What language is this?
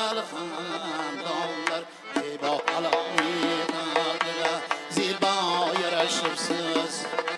Uzbek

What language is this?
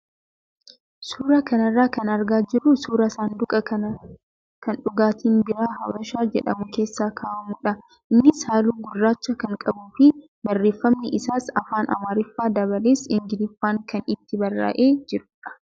Oromo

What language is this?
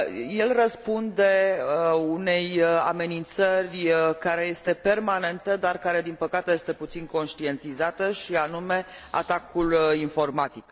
Romanian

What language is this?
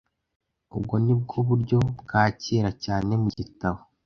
Kinyarwanda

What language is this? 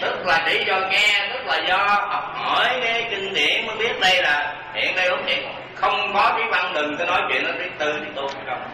Vietnamese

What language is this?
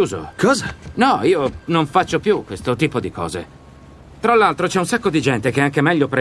Italian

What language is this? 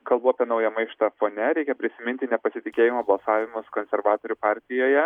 Lithuanian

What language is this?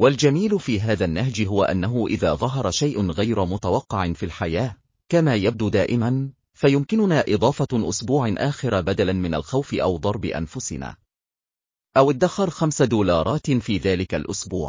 Arabic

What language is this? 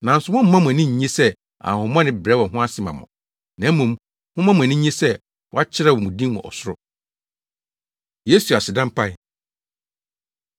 Akan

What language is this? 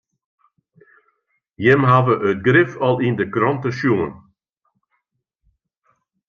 Western Frisian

